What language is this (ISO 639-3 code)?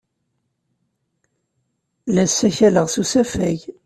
kab